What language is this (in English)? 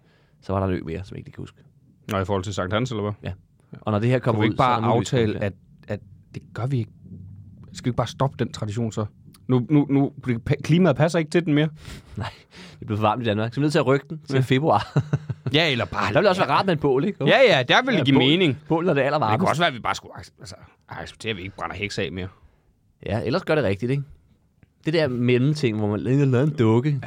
Danish